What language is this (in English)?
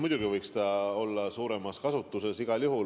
Estonian